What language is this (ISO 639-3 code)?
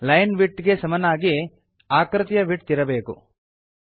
kan